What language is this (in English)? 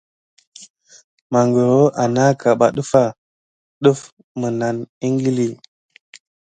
Gidar